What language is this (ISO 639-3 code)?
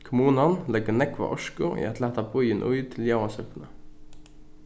fao